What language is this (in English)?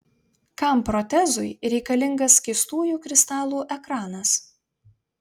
Lithuanian